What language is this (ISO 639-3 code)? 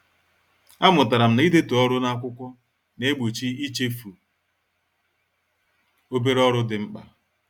ibo